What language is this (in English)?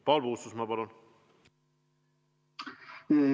Estonian